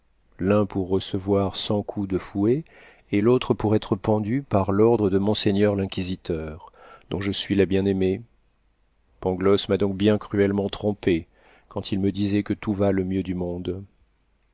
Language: French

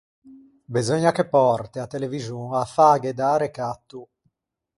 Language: Ligurian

